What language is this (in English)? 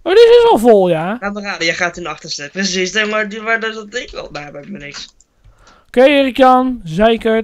Dutch